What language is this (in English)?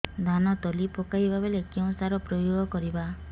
Odia